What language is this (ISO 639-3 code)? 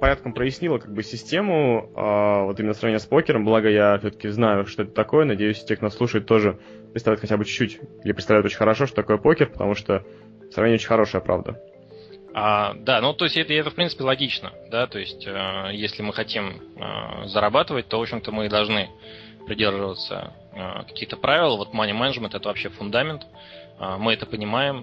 rus